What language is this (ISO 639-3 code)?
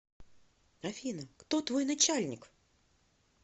rus